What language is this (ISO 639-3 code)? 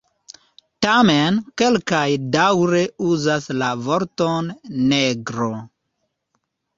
epo